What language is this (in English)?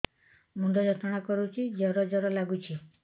Odia